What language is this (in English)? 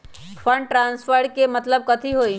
Magahi